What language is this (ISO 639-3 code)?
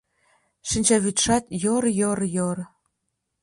chm